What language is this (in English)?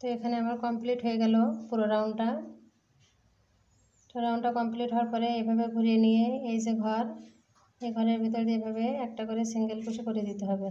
Hindi